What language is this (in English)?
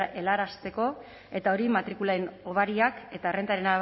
Basque